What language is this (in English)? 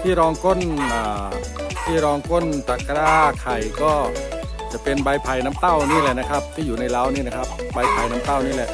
Thai